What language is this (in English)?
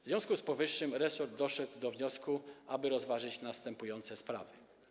Polish